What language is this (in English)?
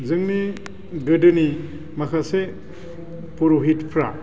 Bodo